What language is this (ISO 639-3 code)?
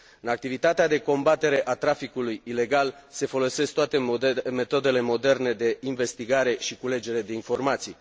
ron